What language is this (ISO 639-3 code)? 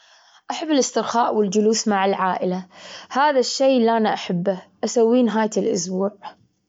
afb